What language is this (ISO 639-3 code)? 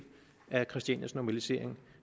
dan